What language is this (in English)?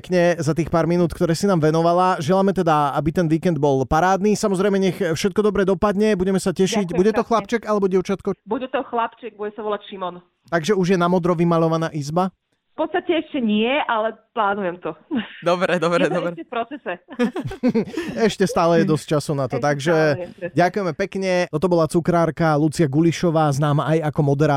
Slovak